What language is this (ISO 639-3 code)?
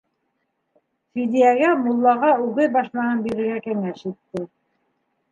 bak